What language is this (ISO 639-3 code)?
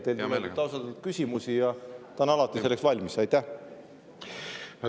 est